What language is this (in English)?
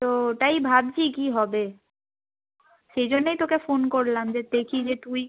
Bangla